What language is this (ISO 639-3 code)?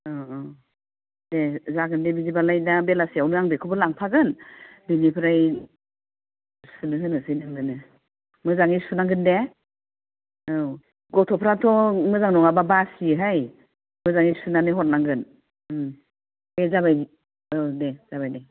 brx